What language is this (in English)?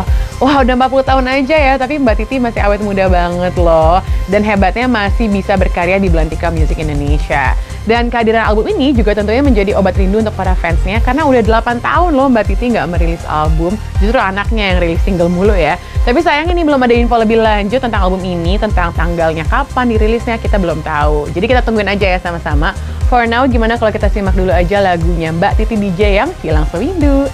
Indonesian